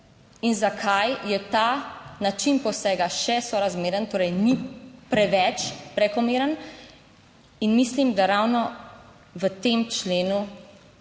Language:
Slovenian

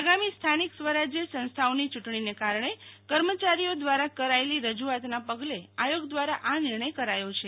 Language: Gujarati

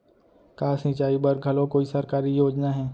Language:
Chhattisgarhi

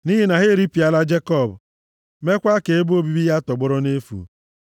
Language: Igbo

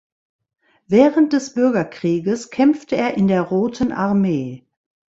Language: German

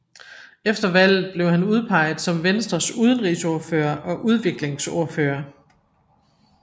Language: Danish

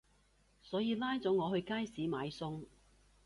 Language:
Cantonese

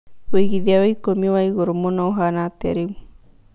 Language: Kikuyu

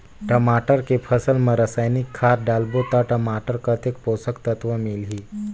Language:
Chhattisgarhi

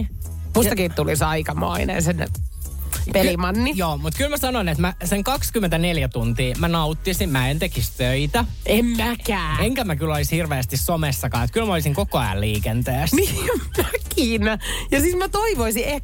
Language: Finnish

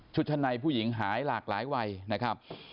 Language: Thai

